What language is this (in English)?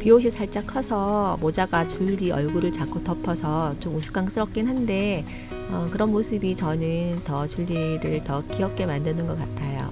Korean